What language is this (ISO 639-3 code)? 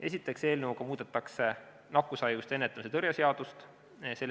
est